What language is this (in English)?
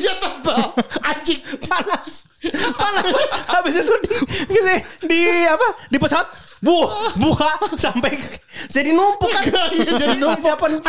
Indonesian